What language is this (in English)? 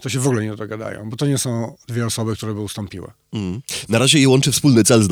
Polish